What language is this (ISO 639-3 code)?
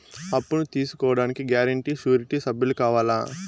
tel